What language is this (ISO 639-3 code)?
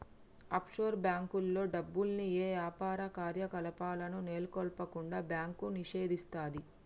tel